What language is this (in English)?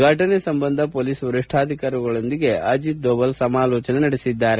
Kannada